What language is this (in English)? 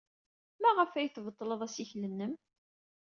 Kabyle